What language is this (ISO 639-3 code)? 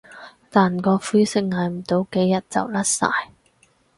yue